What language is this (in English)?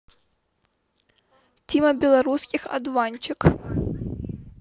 Russian